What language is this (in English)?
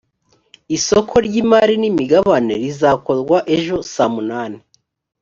Kinyarwanda